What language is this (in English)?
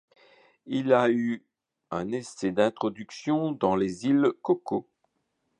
French